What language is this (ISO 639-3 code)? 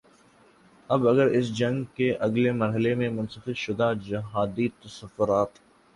urd